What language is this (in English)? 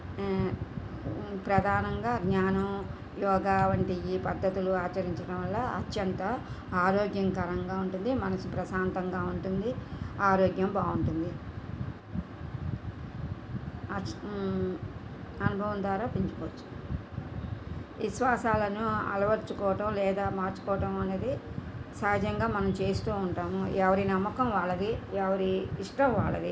Telugu